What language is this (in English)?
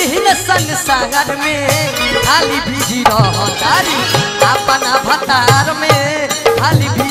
Hindi